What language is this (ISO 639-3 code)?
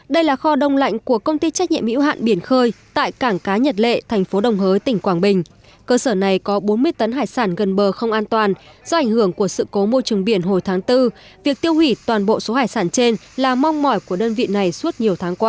vie